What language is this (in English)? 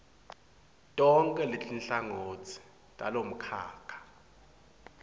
Swati